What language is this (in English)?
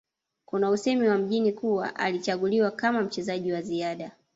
Swahili